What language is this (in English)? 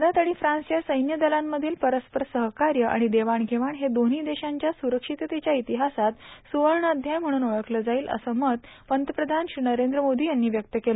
Marathi